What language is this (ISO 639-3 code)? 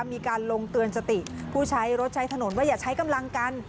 tha